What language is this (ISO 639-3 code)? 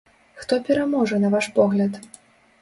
bel